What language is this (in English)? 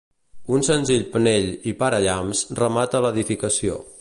Catalan